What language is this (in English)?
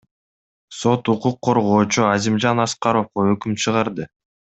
Kyrgyz